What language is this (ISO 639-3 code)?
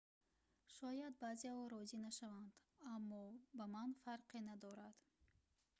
tgk